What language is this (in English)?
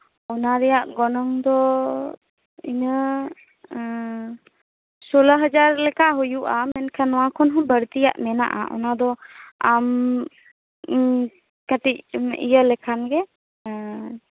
Santali